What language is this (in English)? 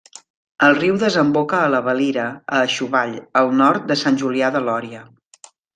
Catalan